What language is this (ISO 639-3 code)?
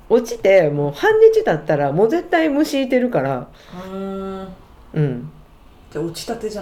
jpn